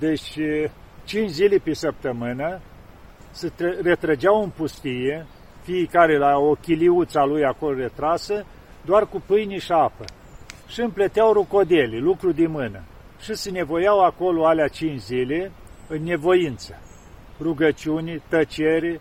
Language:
Romanian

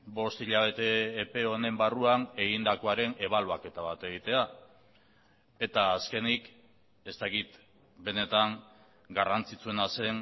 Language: Basque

